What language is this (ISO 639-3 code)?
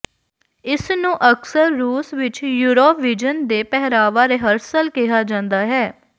pan